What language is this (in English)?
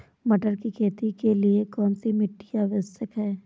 Hindi